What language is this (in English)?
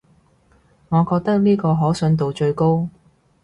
Cantonese